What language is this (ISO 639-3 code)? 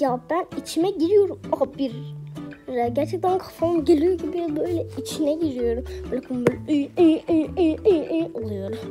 tur